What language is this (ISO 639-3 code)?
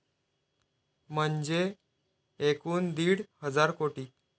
mar